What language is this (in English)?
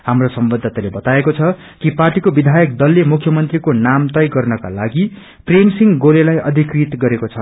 Nepali